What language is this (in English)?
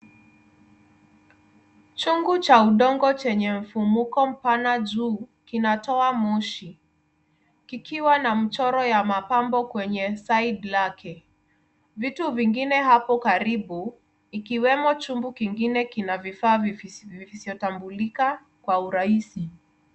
Swahili